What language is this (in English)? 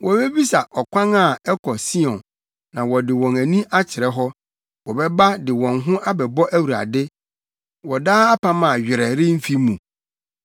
Akan